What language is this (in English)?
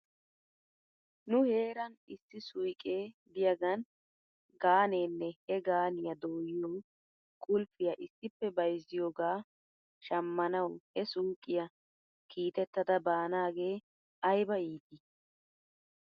Wolaytta